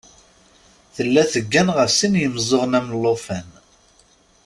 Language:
Kabyle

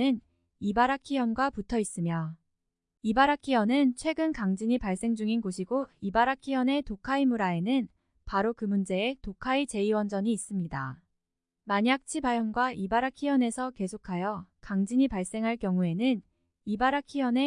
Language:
Korean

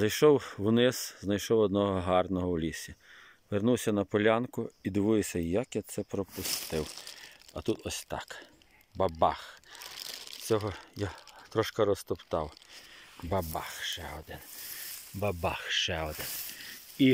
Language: Ukrainian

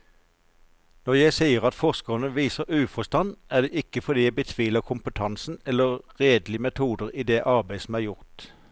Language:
Norwegian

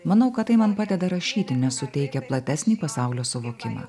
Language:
Lithuanian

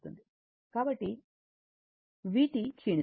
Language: Telugu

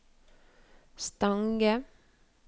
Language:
Norwegian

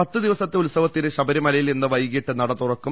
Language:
Malayalam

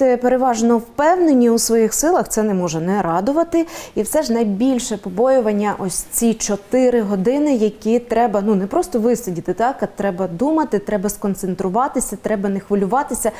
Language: Ukrainian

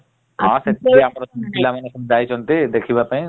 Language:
Odia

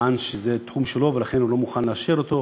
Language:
Hebrew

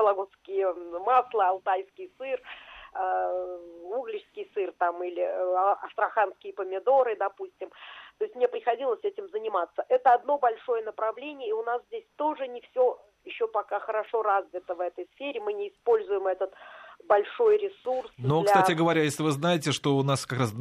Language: Russian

